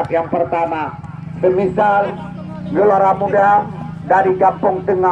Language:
Indonesian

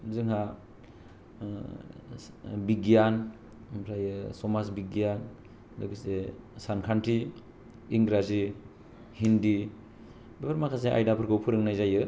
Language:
Bodo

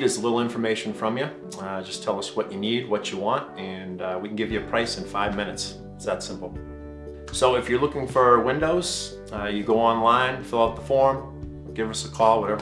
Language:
English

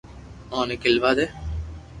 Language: Loarki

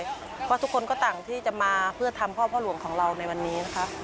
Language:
Thai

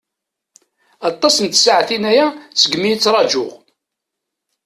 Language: Kabyle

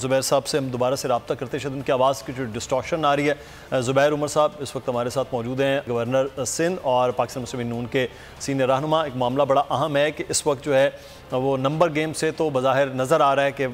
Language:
Hindi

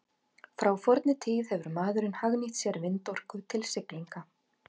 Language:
Icelandic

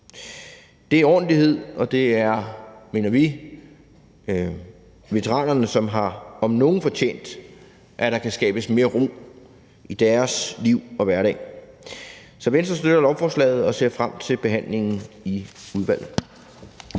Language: Danish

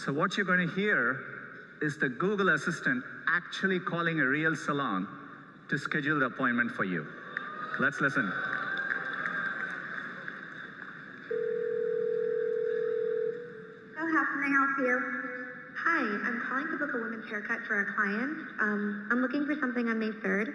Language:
German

